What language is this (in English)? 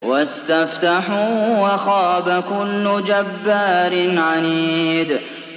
Arabic